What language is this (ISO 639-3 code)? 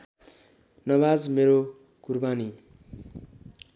nep